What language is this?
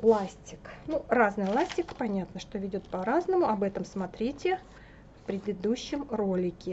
Russian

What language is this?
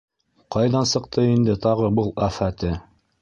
Bashkir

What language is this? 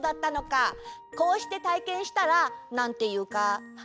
Japanese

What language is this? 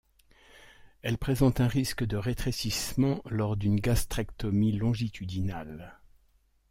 French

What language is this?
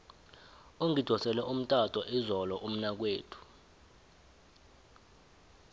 South Ndebele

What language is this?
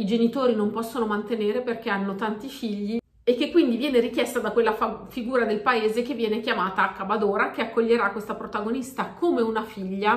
Italian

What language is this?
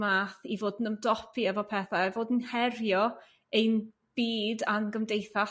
Welsh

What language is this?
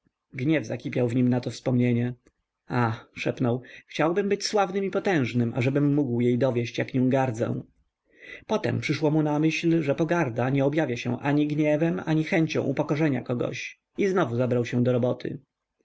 Polish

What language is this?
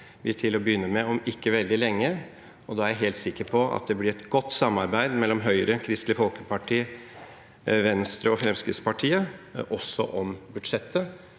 Norwegian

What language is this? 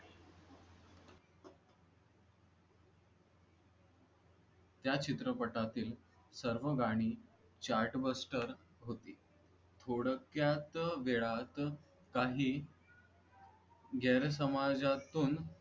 Marathi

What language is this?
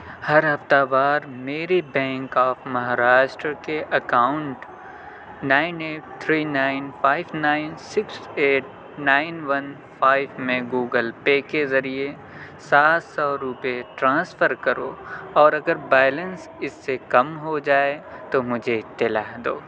Urdu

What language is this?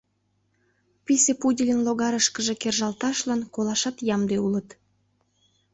Mari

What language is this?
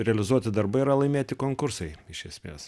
Lithuanian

